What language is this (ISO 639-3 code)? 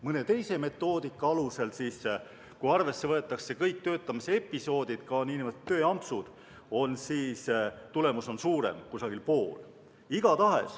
est